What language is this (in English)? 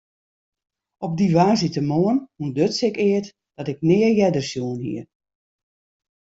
Western Frisian